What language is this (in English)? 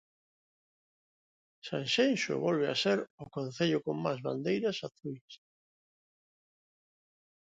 Galician